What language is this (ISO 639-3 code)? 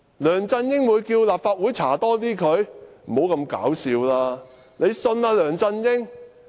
yue